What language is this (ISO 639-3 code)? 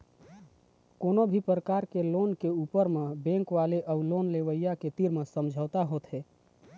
hne